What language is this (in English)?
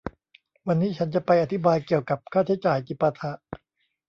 Thai